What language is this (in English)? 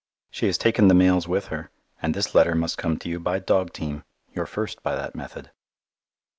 English